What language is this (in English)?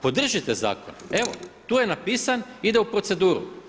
Croatian